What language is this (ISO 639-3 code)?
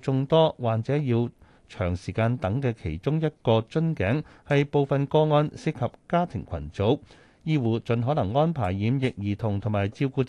zho